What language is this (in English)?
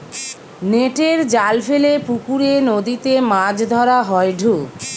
Bangla